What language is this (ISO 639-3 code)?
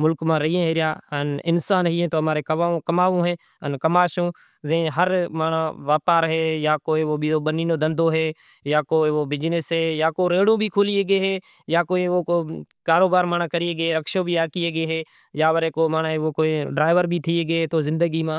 gjk